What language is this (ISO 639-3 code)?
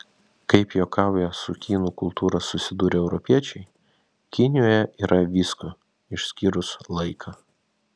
lit